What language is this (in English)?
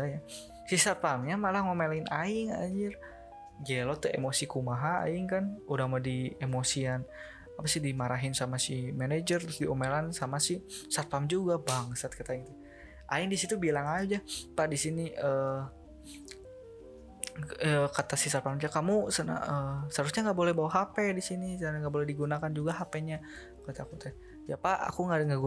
Indonesian